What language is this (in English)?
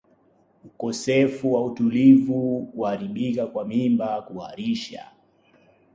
Swahili